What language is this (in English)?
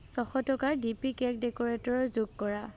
Assamese